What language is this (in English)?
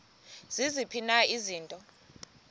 Xhosa